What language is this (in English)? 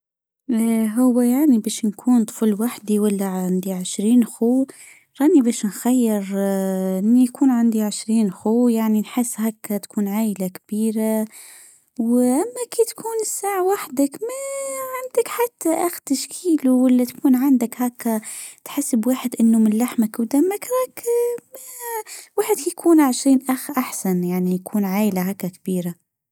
Tunisian Arabic